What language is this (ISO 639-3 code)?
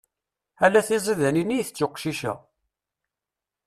kab